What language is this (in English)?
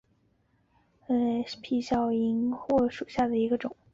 Chinese